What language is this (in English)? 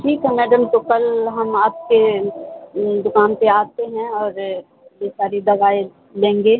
Urdu